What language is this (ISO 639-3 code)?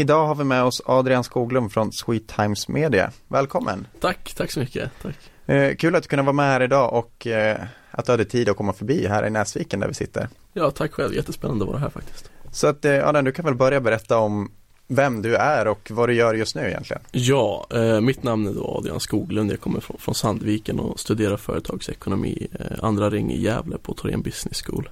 swe